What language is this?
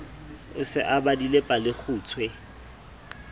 Southern Sotho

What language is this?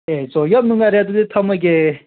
Manipuri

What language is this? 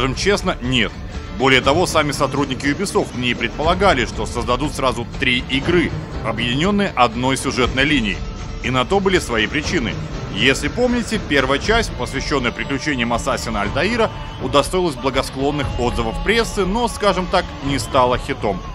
Russian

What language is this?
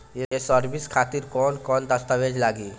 Bhojpuri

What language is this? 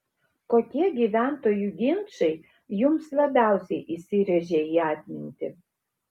Lithuanian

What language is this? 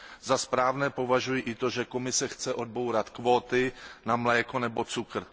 Czech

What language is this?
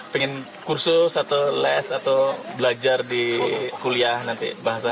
Indonesian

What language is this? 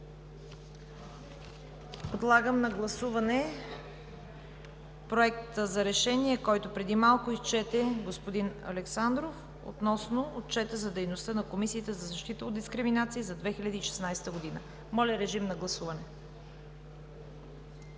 Bulgarian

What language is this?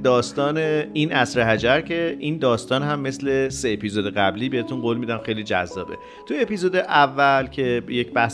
Persian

